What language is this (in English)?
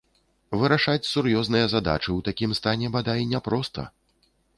Belarusian